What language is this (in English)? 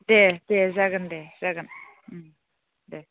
Bodo